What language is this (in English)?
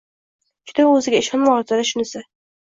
Uzbek